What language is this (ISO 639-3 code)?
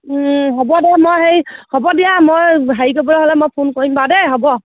asm